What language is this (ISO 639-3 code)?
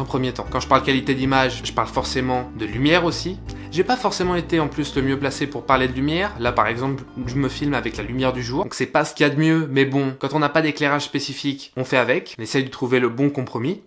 fra